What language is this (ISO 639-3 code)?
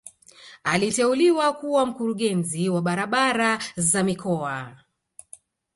swa